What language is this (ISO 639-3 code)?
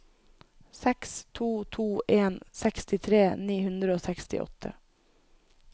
nor